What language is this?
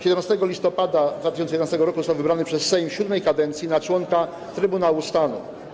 Polish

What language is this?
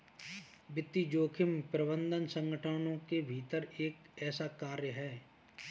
Hindi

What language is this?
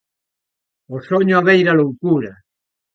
Galician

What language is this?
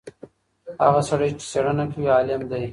Pashto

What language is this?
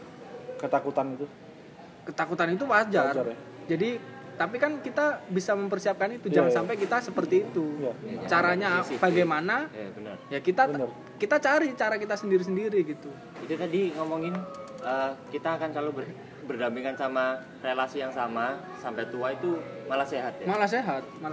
Indonesian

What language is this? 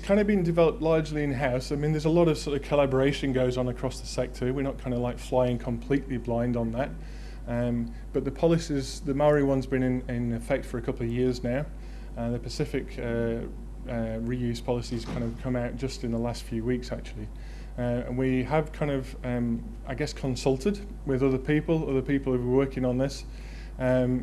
English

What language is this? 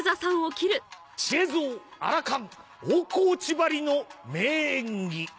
Japanese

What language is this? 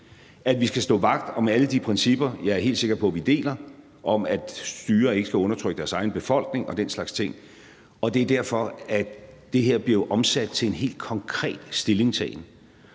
Danish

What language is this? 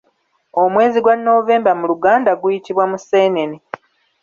Ganda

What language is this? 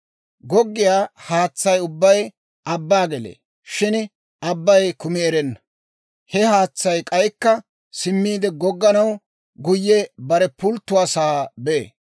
Dawro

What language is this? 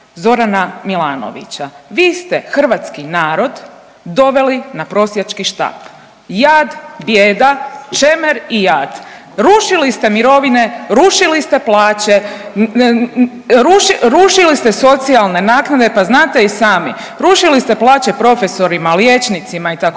Croatian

